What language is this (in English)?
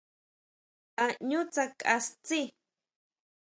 Huautla Mazatec